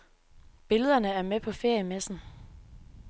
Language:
Danish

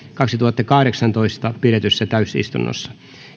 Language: Finnish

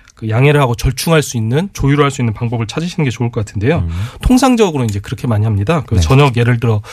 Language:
Korean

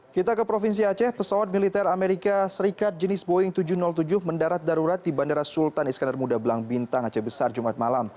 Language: Indonesian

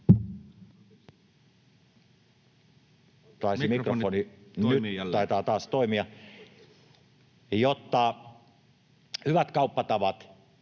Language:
Finnish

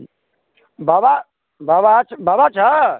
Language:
Maithili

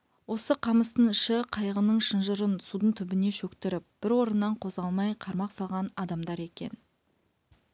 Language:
Kazakh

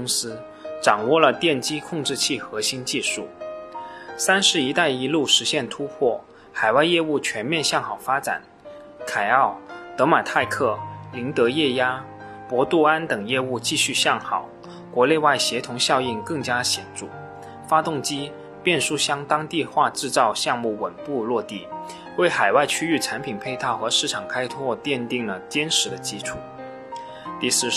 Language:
Chinese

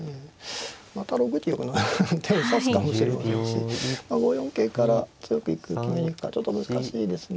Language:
Japanese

